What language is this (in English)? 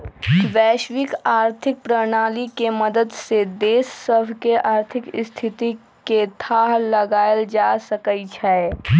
Magahi